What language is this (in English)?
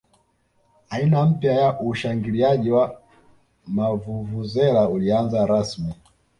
Swahili